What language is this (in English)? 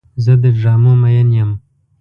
Pashto